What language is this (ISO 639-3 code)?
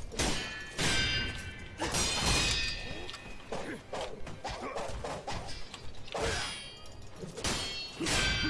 kor